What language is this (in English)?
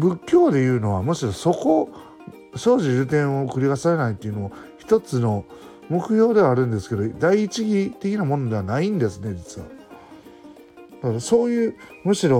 Japanese